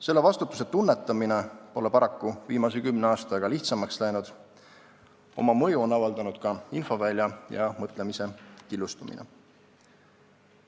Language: Estonian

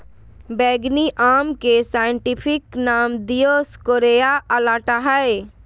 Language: Magahi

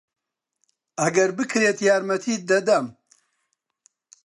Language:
Central Kurdish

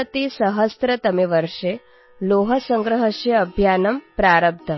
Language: Assamese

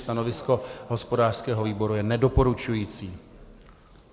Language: Czech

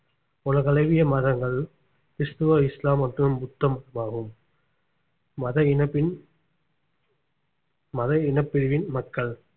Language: Tamil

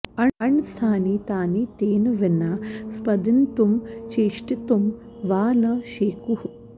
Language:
Sanskrit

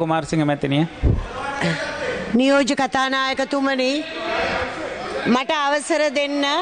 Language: Indonesian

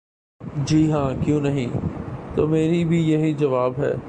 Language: Urdu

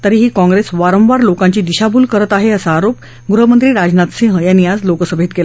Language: Marathi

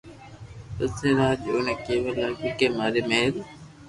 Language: Loarki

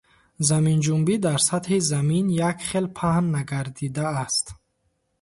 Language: Tajik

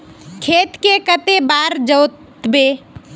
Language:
Magahi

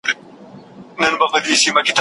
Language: Pashto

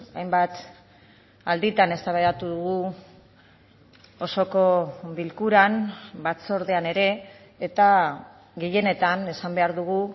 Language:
Basque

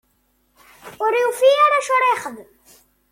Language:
Kabyle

